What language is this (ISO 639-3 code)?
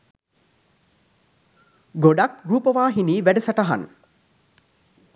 sin